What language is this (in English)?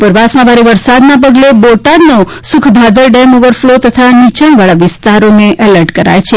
Gujarati